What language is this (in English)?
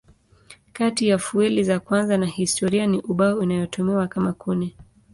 Swahili